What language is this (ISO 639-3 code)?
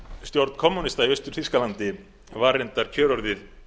isl